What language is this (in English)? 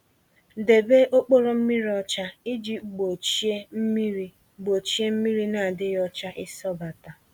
Igbo